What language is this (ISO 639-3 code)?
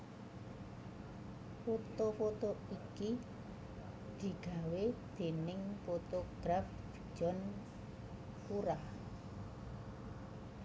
jav